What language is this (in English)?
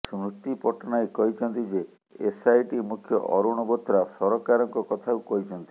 Odia